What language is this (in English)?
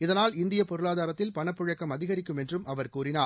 Tamil